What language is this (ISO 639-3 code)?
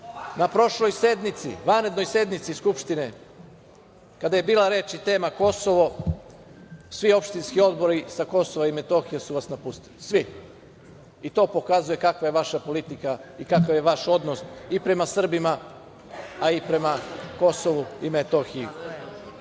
srp